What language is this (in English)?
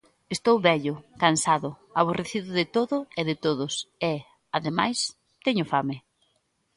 Galician